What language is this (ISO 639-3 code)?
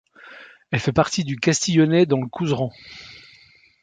fra